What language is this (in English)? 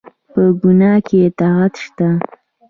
Pashto